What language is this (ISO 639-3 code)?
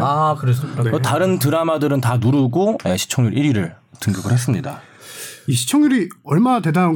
kor